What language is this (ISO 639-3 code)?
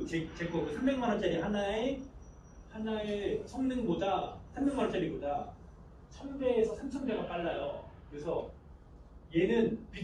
kor